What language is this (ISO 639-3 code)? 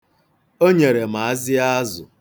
ibo